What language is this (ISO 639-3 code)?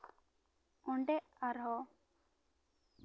sat